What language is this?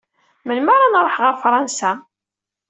Kabyle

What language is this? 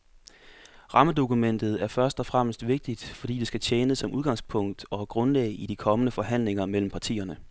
Danish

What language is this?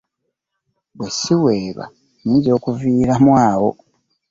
Ganda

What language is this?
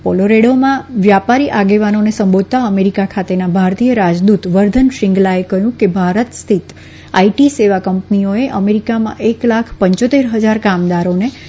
Gujarati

